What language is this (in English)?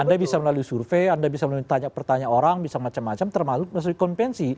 Indonesian